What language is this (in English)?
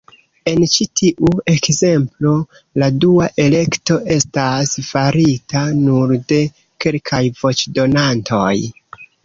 Esperanto